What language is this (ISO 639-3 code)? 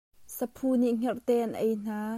cnh